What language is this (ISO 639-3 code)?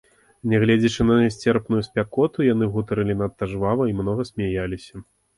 bel